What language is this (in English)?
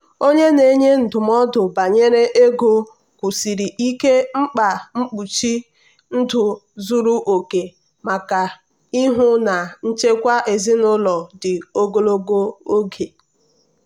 Igbo